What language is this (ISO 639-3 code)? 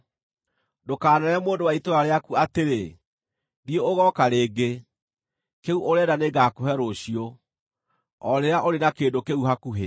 kik